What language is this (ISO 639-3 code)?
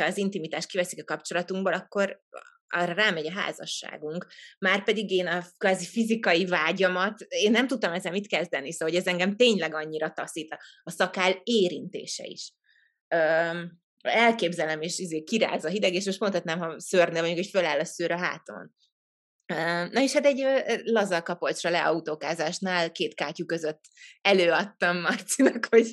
hun